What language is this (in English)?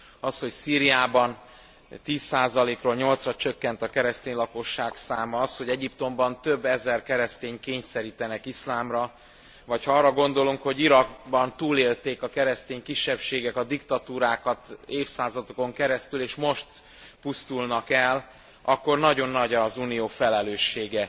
Hungarian